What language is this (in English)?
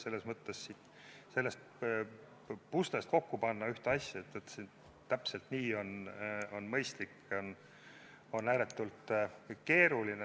Estonian